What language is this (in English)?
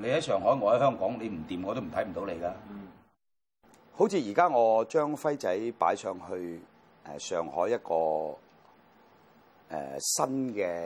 Chinese